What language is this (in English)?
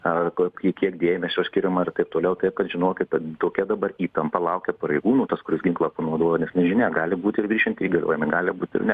Lithuanian